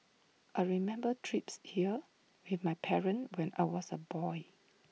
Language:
English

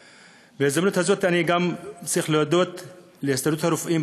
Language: Hebrew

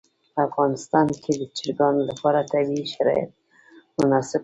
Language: Pashto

